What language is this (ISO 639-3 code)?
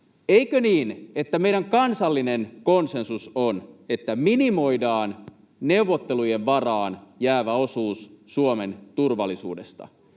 fin